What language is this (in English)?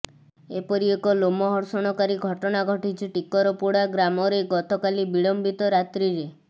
Odia